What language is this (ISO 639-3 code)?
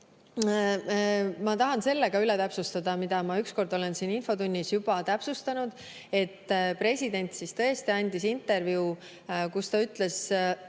est